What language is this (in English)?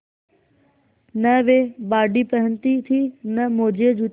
Hindi